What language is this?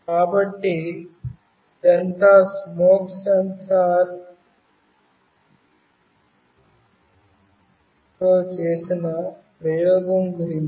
Telugu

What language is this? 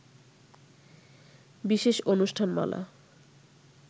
Bangla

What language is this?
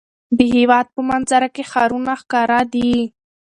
Pashto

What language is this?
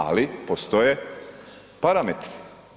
Croatian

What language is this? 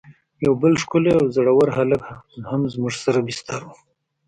Pashto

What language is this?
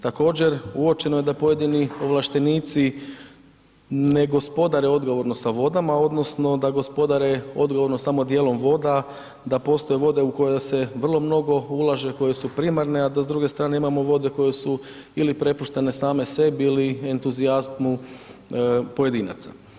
Croatian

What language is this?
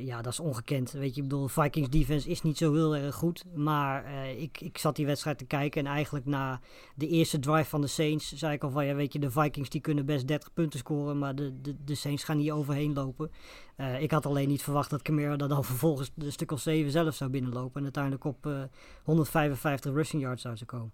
Dutch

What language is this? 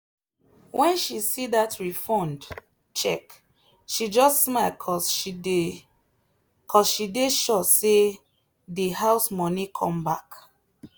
Nigerian Pidgin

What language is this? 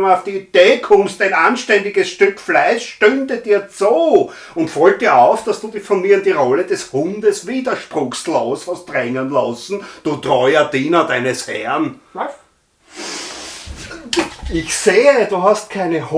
German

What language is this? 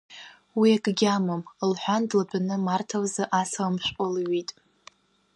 Abkhazian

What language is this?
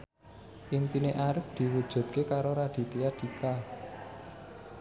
Javanese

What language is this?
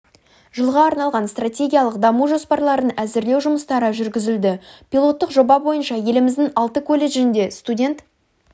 Kazakh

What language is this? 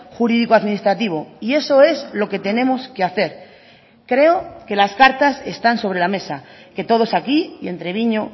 Spanish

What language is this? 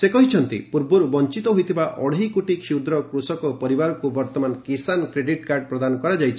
Odia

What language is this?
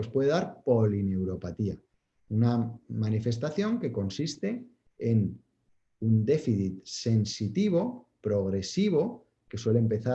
Spanish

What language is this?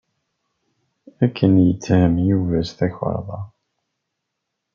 Kabyle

